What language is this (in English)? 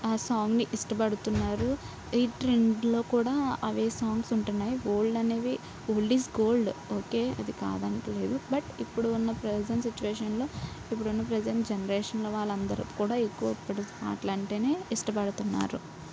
Telugu